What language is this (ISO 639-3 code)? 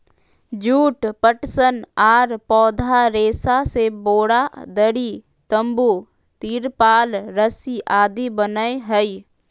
mag